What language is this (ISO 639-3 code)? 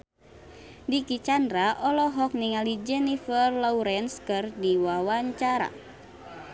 sun